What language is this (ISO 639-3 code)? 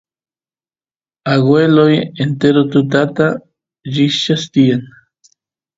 qus